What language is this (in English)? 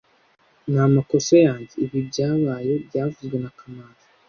Kinyarwanda